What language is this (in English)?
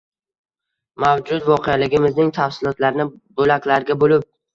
Uzbek